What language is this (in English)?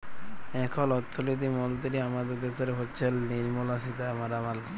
Bangla